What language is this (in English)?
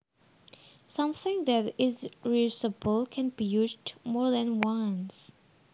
Javanese